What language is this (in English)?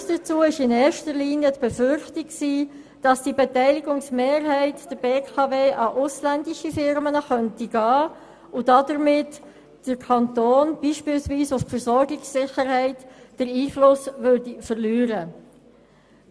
Swiss German